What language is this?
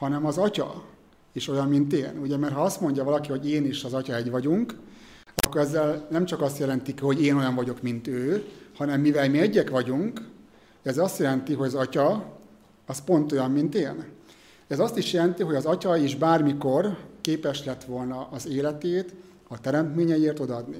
Hungarian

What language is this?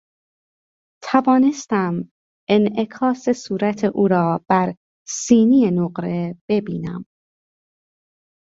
Persian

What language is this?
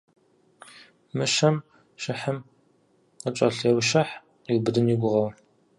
Kabardian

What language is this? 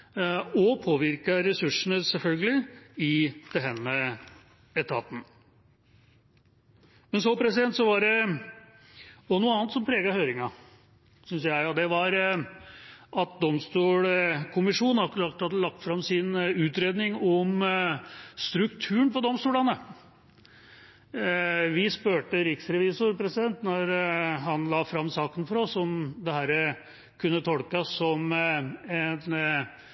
Norwegian Bokmål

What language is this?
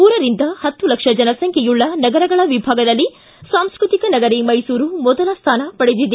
Kannada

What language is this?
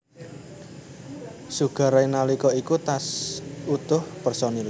Javanese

